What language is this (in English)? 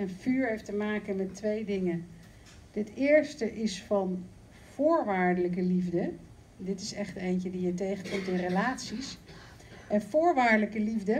Dutch